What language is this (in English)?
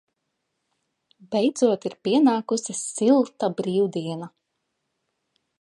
Latvian